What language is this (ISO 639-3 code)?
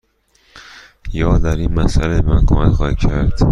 fas